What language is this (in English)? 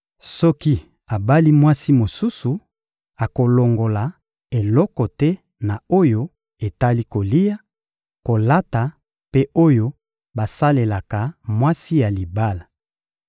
Lingala